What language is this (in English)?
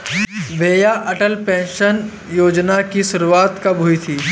Hindi